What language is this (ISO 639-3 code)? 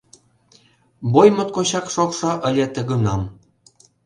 chm